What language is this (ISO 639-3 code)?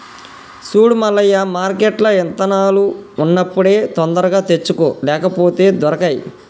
tel